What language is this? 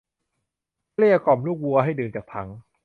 Thai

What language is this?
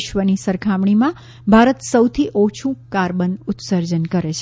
Gujarati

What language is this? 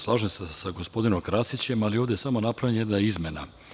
Serbian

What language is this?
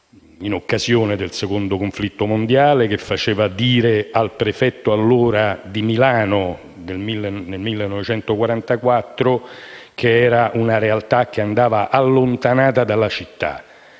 Italian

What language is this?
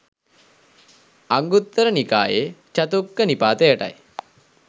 Sinhala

